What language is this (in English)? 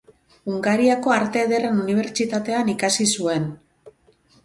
Basque